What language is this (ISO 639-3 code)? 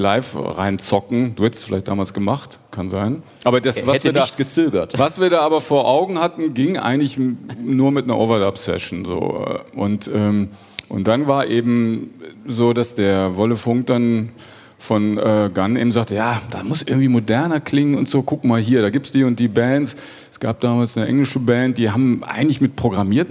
deu